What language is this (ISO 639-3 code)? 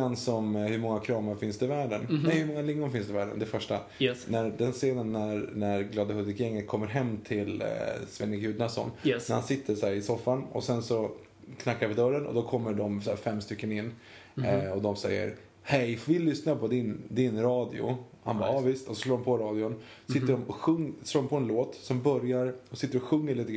swe